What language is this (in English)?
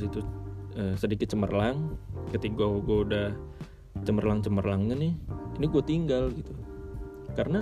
Indonesian